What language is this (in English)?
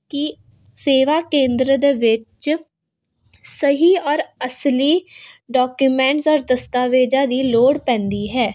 Punjabi